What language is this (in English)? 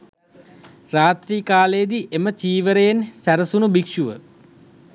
Sinhala